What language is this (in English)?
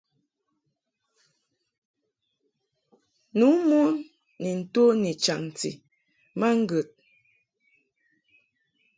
Mungaka